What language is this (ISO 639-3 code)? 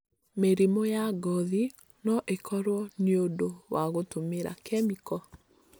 kik